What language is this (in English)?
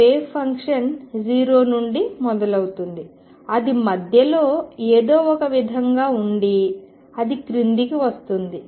Telugu